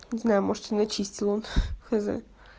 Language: Russian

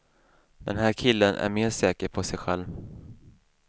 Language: Swedish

